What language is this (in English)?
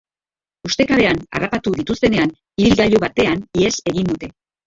Basque